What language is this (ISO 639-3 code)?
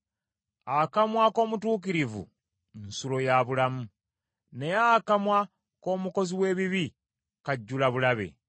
lug